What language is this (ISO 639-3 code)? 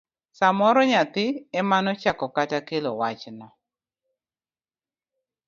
luo